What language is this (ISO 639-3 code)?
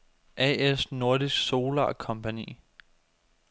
dan